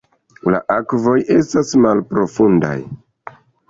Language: Esperanto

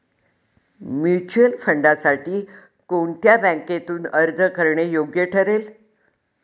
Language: Marathi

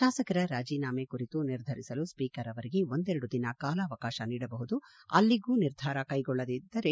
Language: Kannada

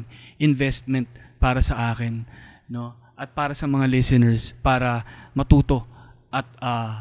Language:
Filipino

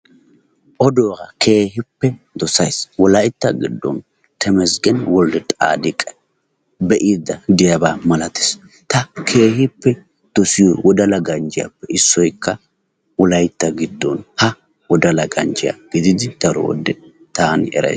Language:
Wolaytta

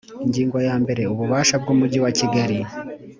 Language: Kinyarwanda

